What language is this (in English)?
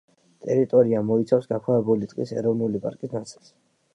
Georgian